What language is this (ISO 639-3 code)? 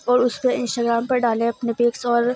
urd